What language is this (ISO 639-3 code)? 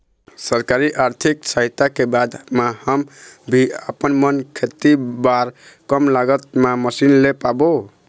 hne